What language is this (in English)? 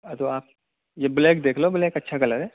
Urdu